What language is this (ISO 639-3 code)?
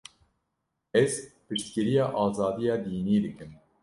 kur